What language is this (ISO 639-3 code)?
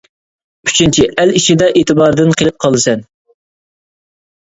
uig